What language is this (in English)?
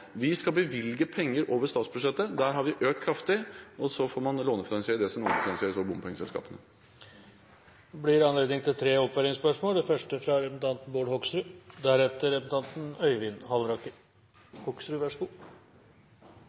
Norwegian Bokmål